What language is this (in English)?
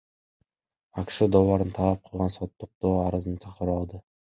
Kyrgyz